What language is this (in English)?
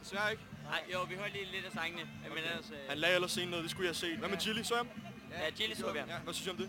Danish